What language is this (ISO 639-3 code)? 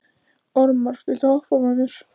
isl